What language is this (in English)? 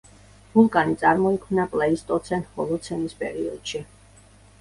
Georgian